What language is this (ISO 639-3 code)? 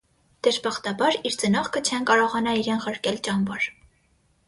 hye